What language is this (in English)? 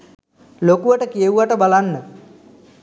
Sinhala